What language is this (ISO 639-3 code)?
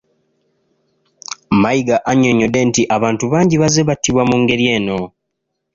lug